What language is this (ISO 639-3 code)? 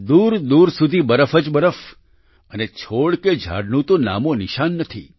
guj